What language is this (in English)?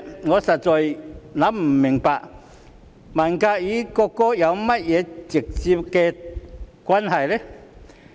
Cantonese